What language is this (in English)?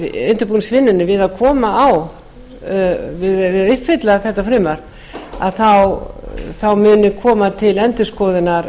Icelandic